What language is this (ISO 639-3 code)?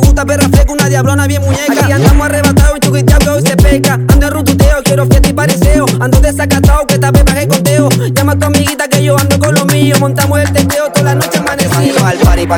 ukr